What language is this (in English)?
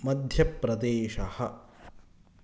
Sanskrit